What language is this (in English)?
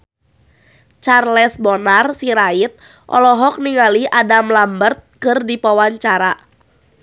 Sundanese